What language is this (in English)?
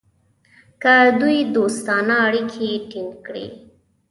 Pashto